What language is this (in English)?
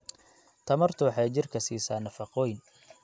Somali